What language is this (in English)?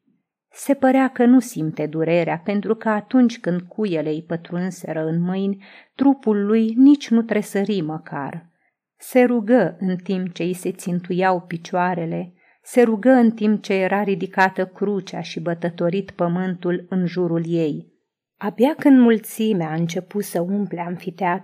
Romanian